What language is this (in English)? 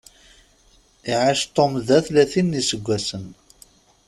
Kabyle